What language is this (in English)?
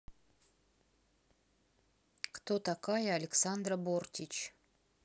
Russian